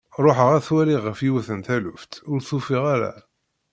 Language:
Kabyle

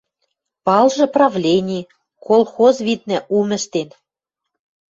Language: Western Mari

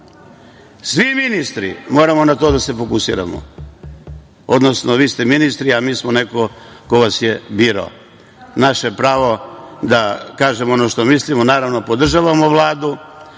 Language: Serbian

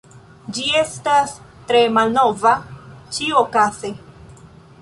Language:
Esperanto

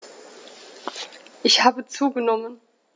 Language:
German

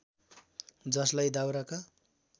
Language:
Nepali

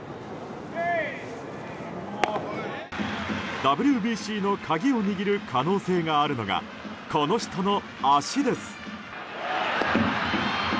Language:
Japanese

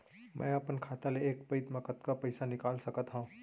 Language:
Chhattisgarhi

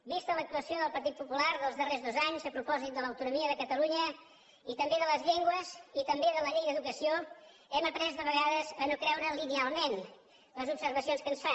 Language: Catalan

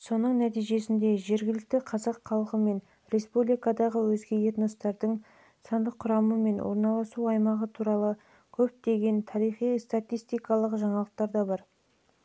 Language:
Kazakh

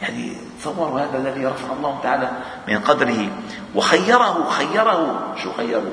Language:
Arabic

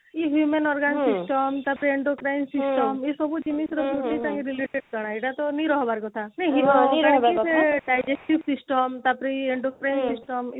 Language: Odia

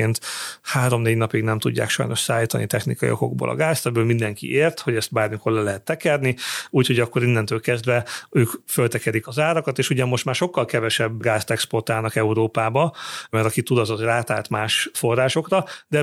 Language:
Hungarian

